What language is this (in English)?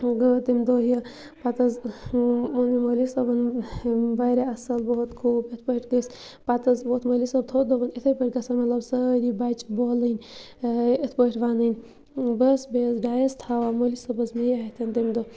Kashmiri